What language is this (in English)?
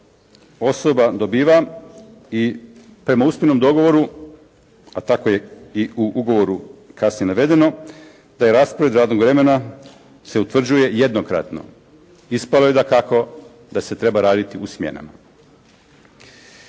Croatian